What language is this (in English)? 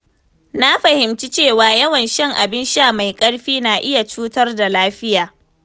Hausa